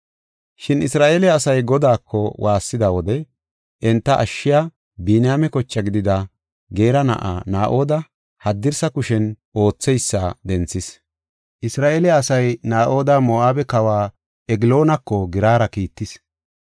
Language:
Gofa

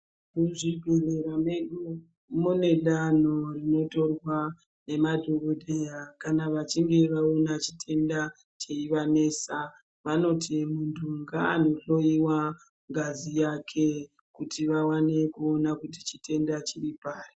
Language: Ndau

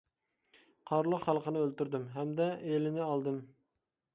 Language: Uyghur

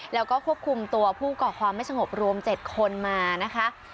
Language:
Thai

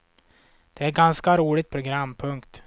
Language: Swedish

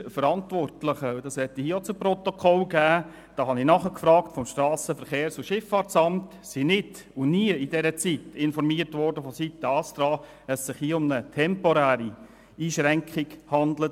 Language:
Swiss German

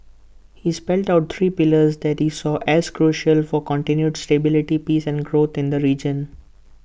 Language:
English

